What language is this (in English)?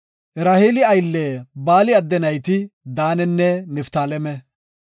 Gofa